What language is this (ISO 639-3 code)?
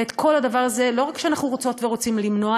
heb